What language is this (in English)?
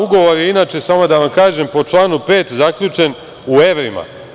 Serbian